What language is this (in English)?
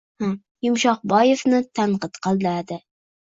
Uzbek